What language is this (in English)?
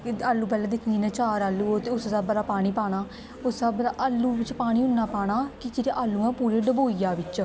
Dogri